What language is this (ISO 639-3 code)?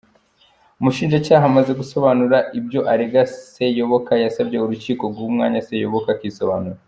kin